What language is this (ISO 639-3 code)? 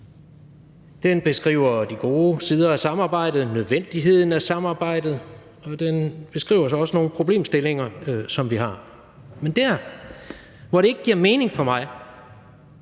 dan